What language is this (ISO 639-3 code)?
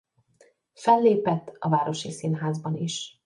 hun